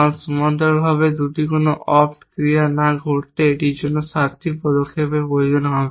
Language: Bangla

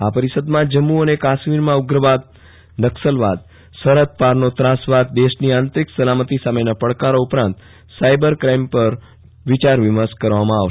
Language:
Gujarati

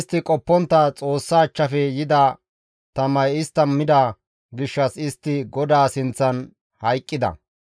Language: Gamo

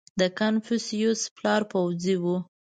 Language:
Pashto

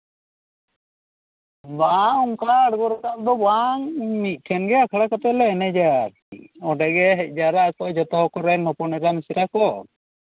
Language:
Santali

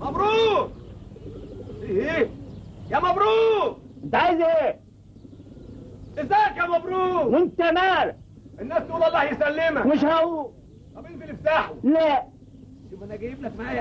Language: Arabic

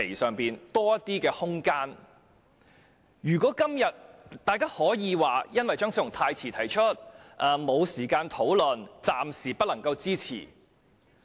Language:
Cantonese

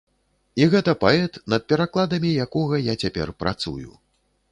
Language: Belarusian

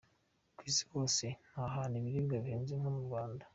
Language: Kinyarwanda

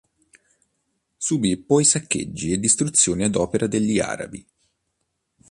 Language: Italian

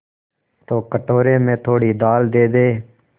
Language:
Hindi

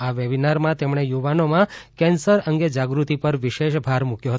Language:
Gujarati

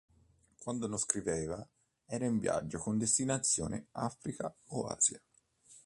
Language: Italian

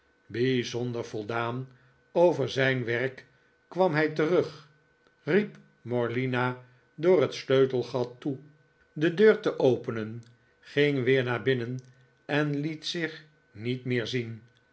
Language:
Dutch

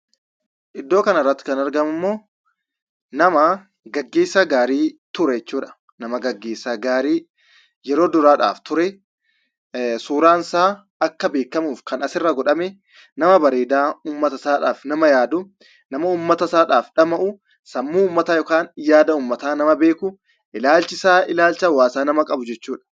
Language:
Oromo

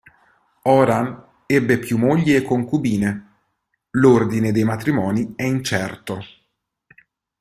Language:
Italian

